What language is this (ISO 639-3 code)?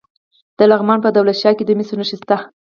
pus